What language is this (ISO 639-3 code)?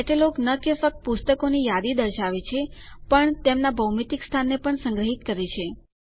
guj